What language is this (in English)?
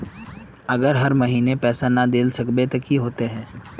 Magahi